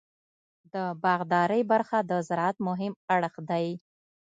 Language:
Pashto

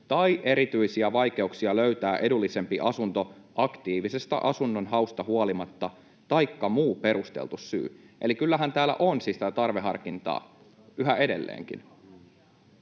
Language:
Finnish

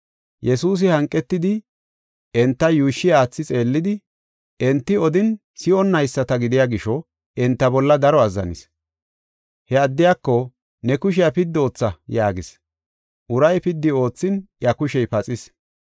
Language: Gofa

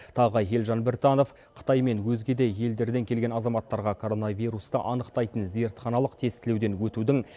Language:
Kazakh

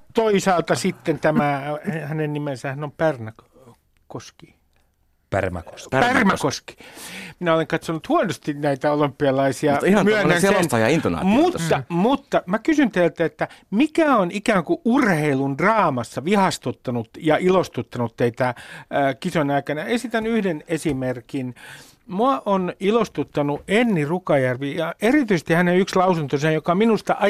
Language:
Finnish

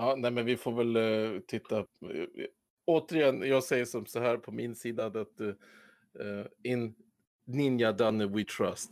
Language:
Swedish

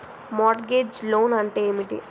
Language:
Telugu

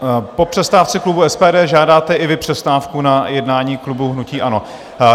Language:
Czech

